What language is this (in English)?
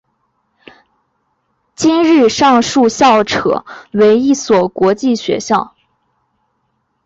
Chinese